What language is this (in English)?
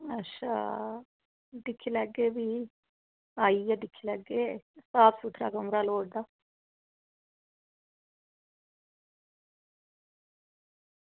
Dogri